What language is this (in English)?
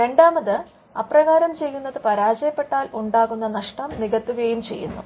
Malayalam